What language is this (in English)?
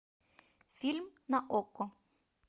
Russian